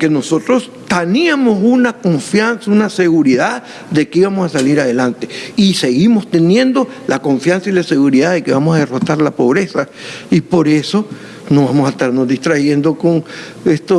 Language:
Spanish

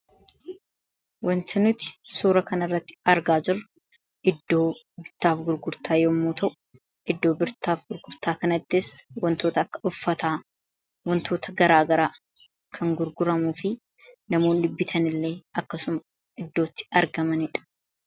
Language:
Oromo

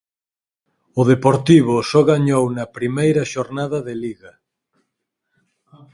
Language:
Galician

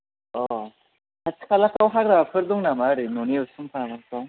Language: Bodo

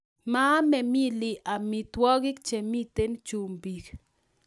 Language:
Kalenjin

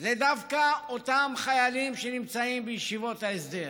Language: Hebrew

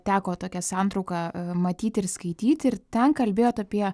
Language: Lithuanian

